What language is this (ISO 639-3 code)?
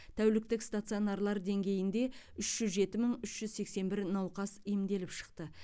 kaz